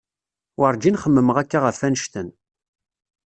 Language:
Kabyle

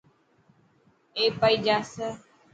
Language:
Dhatki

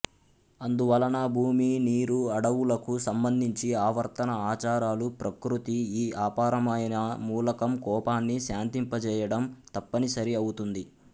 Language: Telugu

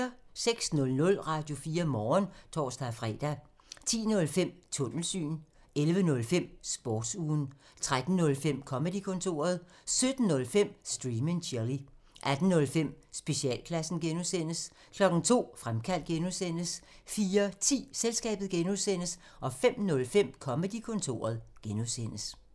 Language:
Danish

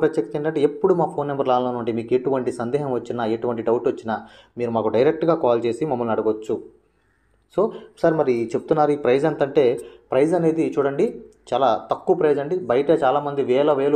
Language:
Telugu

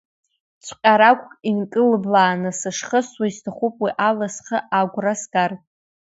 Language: Abkhazian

